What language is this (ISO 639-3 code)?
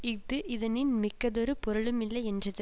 tam